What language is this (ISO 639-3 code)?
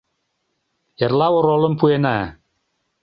chm